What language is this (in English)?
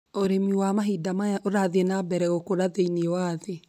Kikuyu